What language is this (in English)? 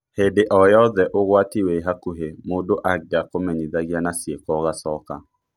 Kikuyu